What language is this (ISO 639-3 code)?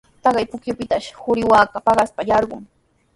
qws